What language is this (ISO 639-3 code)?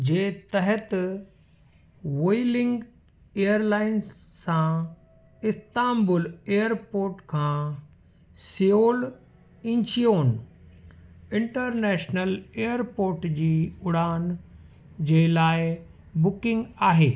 snd